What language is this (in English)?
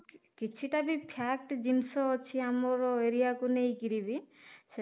Odia